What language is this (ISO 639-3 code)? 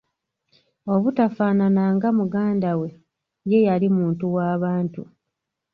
lug